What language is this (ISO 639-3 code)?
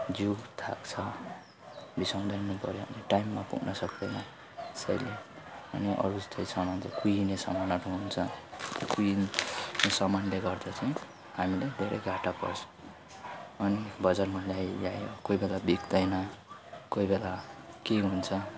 nep